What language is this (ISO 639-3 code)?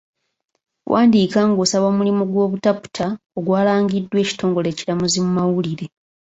lug